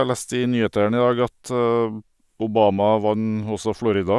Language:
Norwegian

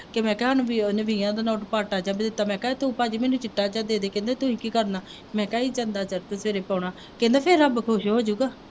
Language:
Punjabi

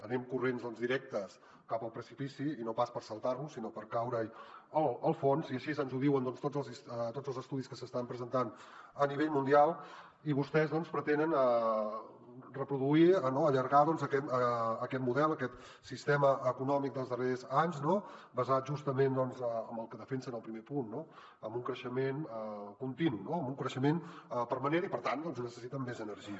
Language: Catalan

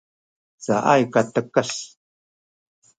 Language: Sakizaya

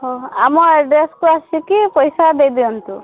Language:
Odia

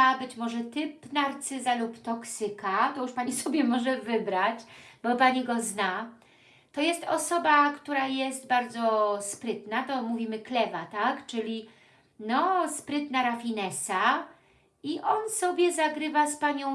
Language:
Polish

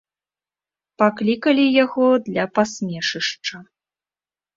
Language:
Belarusian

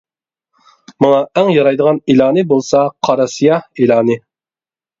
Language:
Uyghur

